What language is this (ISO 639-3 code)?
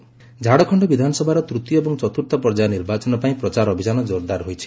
ori